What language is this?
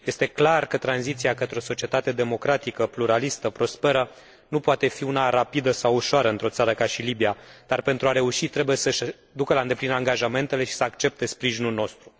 Romanian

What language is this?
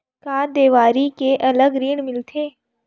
Chhattisgarhi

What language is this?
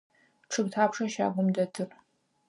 Adyghe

